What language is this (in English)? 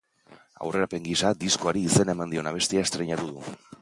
Basque